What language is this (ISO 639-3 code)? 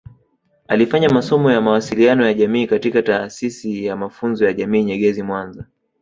swa